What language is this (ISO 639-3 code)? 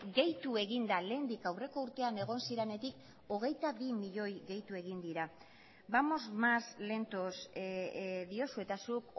eus